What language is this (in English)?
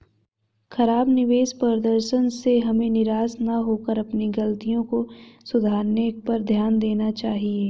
Hindi